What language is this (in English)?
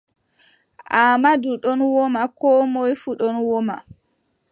Adamawa Fulfulde